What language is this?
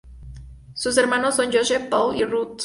Spanish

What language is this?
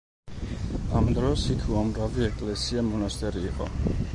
Georgian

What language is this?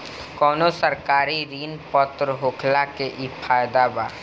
Bhojpuri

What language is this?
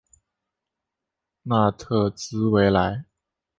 Chinese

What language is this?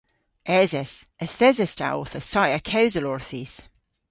Cornish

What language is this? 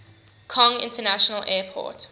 English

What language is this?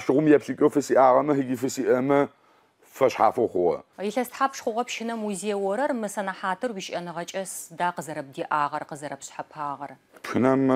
Arabic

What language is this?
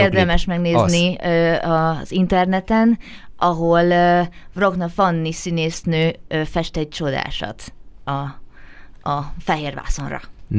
Hungarian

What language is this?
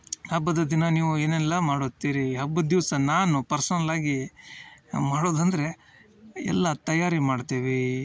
Kannada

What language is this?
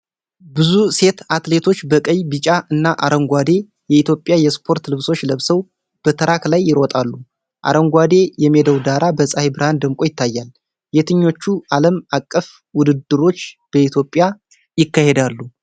Amharic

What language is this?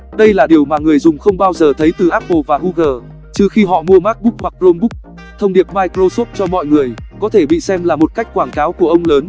Vietnamese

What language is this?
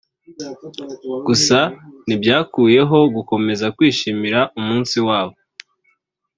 Kinyarwanda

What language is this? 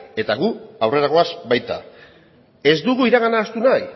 Basque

